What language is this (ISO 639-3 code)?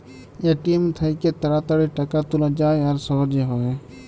ben